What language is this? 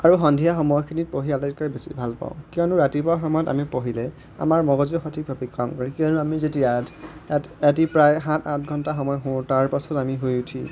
Assamese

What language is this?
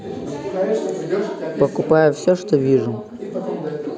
Russian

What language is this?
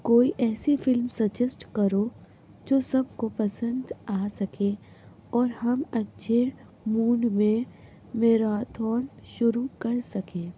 Urdu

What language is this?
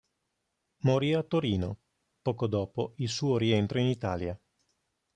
Italian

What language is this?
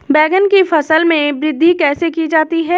Hindi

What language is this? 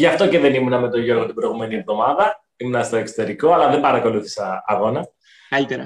Greek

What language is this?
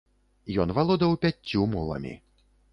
Belarusian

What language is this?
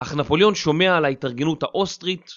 Hebrew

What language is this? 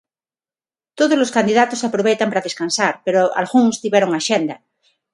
Galician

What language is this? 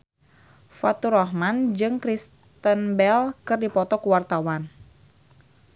Sundanese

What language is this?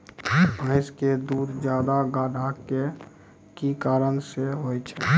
Maithili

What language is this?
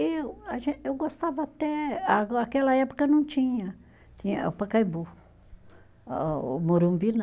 Portuguese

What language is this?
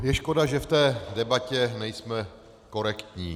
Czech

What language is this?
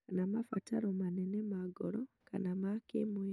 Kikuyu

